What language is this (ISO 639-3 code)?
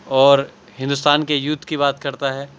urd